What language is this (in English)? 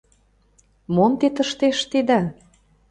Mari